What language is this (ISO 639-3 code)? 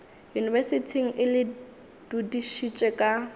nso